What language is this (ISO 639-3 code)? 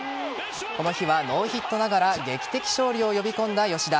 jpn